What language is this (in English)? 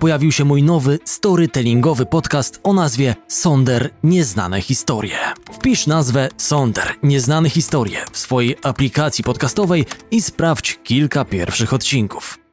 Polish